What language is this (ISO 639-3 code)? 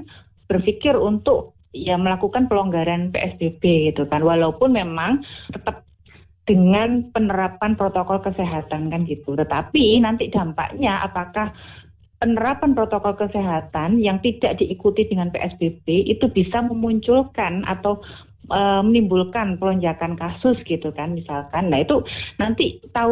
ind